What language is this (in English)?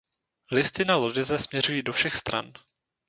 Czech